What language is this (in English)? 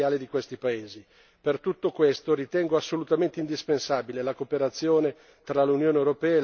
Italian